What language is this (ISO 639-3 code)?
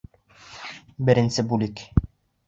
bak